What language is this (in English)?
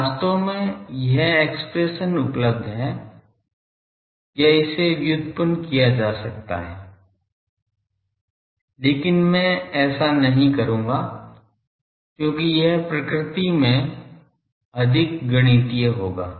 Hindi